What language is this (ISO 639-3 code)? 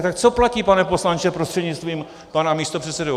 ces